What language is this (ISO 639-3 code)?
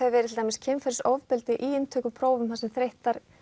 isl